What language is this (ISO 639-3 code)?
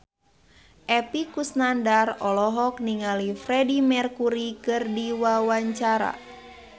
sun